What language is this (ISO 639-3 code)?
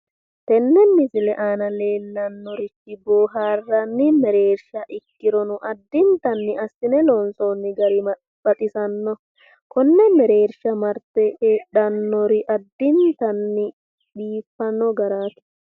sid